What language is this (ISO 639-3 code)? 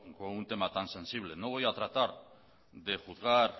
spa